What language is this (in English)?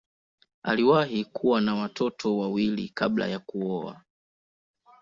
Swahili